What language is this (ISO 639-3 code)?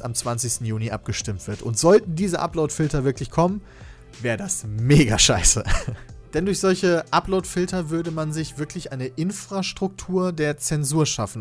deu